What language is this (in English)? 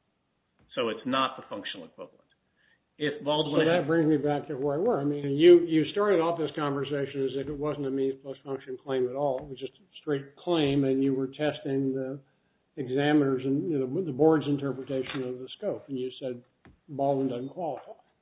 English